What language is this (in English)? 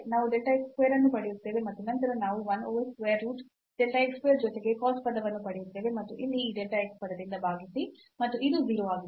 Kannada